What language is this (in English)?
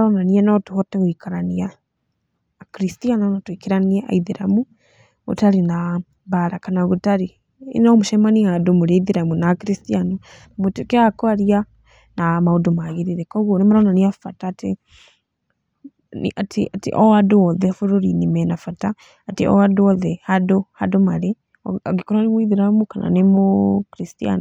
Kikuyu